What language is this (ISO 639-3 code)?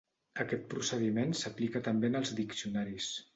cat